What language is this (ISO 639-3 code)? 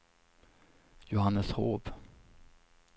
swe